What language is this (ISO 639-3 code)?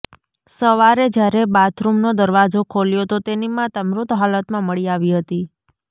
guj